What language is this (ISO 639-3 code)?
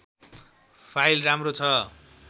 nep